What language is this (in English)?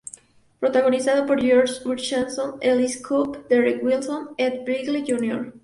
Spanish